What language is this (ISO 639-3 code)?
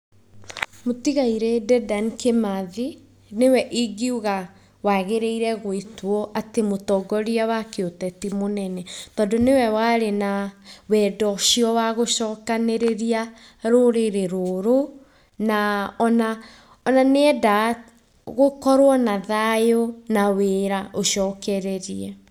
kik